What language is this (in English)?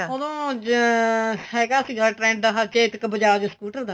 Punjabi